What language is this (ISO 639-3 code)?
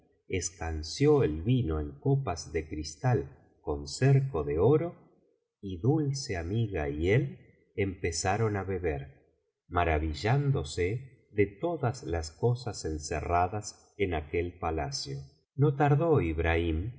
spa